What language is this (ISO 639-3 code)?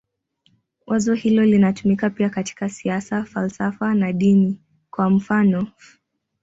swa